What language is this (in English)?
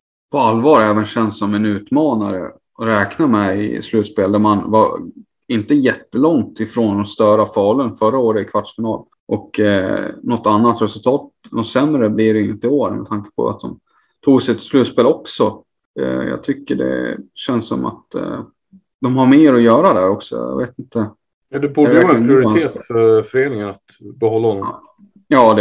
Swedish